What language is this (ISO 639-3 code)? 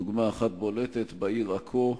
heb